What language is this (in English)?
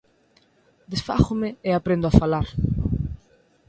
Galician